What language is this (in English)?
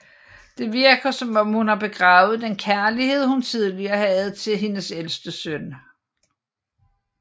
Danish